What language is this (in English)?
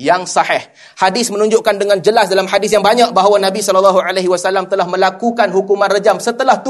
Malay